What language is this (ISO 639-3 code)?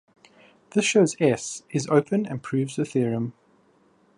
eng